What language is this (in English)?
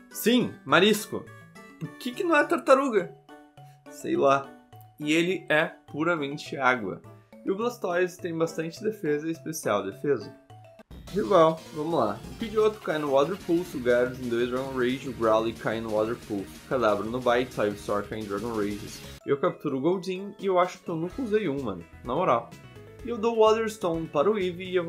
Portuguese